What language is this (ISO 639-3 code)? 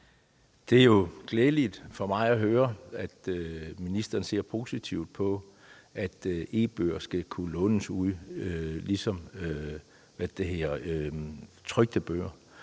dan